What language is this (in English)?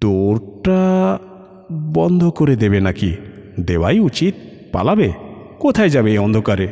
Bangla